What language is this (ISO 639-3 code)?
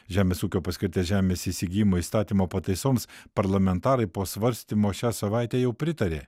lit